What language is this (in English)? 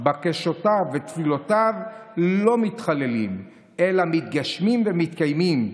Hebrew